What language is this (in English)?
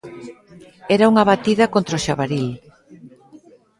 Galician